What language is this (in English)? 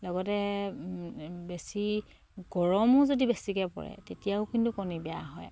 Assamese